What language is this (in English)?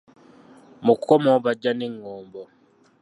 Ganda